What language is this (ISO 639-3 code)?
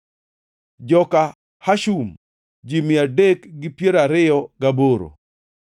luo